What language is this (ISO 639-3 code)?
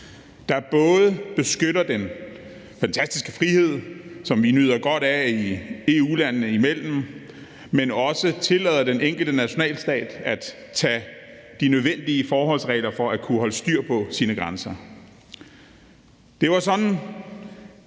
dan